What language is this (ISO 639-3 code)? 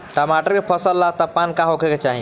bho